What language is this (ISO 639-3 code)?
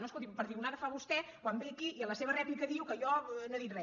cat